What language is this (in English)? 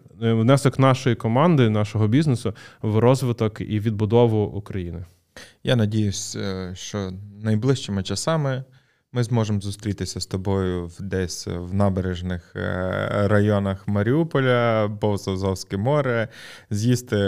Ukrainian